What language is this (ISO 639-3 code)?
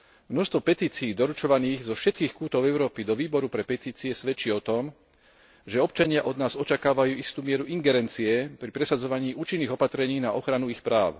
slk